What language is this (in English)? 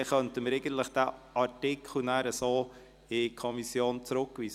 Swiss German